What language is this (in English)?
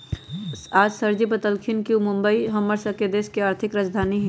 Magahi